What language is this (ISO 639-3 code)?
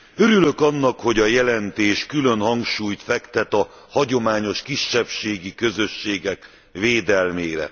hun